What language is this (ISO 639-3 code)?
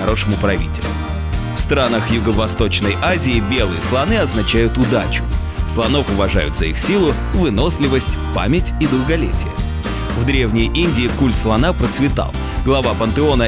rus